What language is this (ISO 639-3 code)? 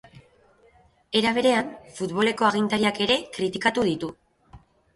eus